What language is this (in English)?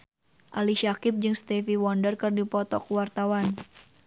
Sundanese